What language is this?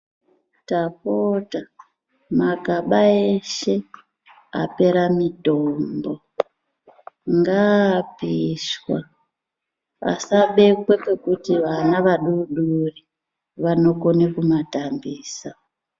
Ndau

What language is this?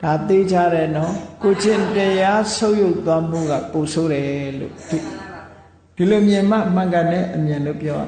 Burmese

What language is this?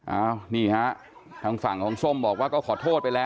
Thai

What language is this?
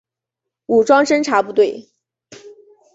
Chinese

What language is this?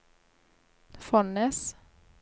Norwegian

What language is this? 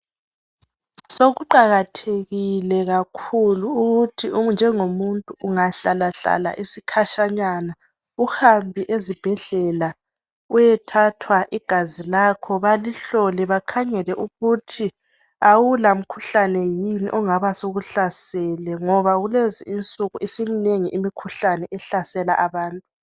North Ndebele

